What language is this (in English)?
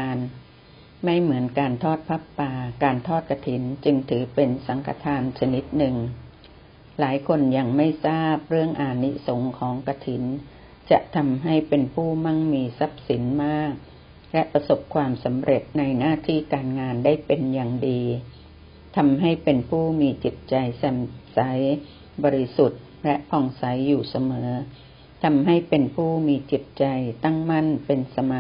Thai